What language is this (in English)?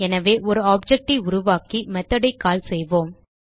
Tamil